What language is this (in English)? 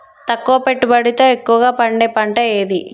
Telugu